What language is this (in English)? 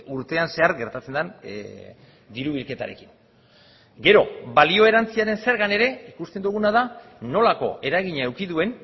Basque